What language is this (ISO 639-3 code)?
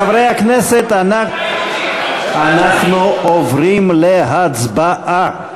heb